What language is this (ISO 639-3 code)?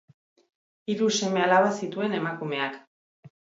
eus